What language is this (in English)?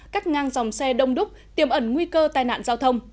Vietnamese